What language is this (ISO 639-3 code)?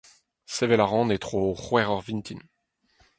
bre